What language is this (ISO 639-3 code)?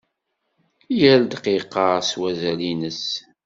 kab